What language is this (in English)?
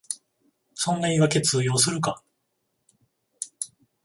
Japanese